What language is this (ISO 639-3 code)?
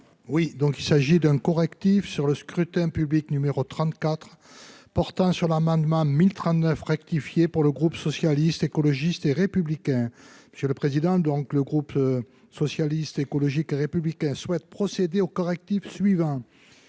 fra